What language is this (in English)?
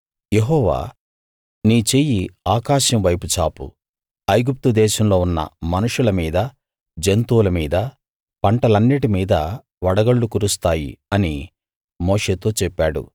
Telugu